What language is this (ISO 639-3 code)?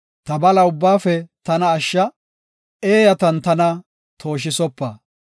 gof